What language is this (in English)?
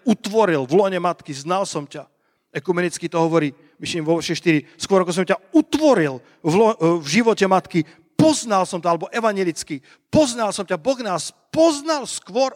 Slovak